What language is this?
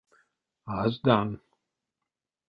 Erzya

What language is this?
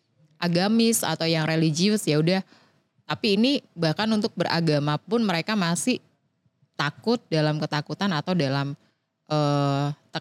Indonesian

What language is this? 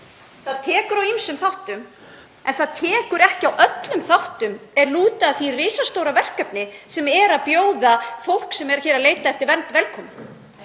Icelandic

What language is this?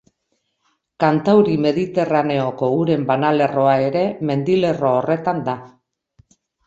Basque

